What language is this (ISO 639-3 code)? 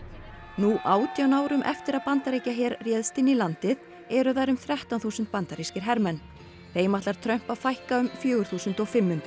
isl